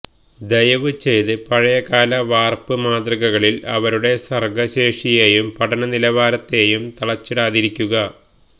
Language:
Malayalam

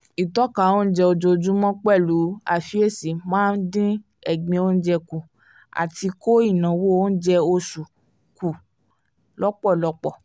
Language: Yoruba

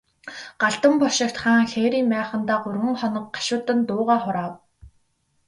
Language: Mongolian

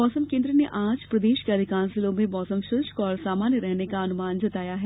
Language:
Hindi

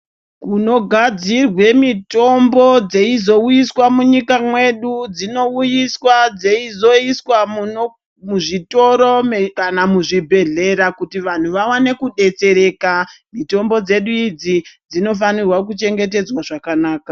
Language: Ndau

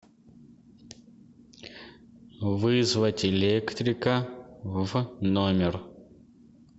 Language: Russian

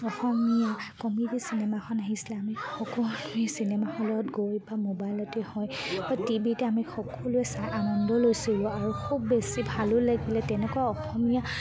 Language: Assamese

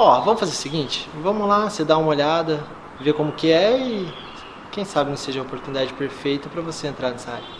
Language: Portuguese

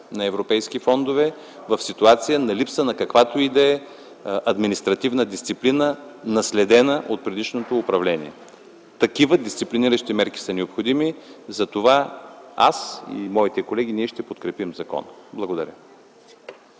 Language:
Bulgarian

